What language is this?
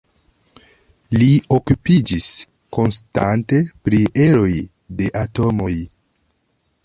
Esperanto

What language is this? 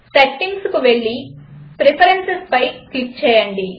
Telugu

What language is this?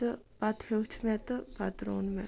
Kashmiri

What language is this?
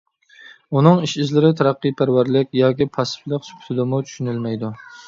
Uyghur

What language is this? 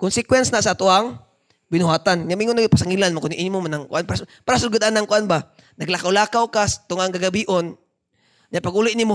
Filipino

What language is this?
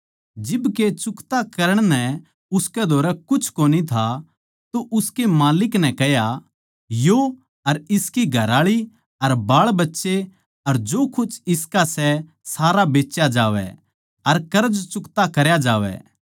Haryanvi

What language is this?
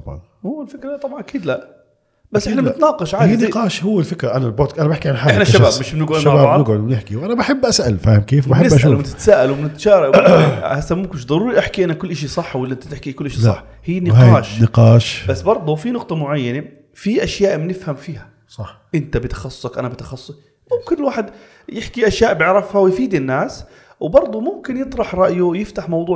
Arabic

